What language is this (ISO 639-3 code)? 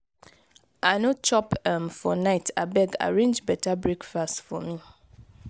pcm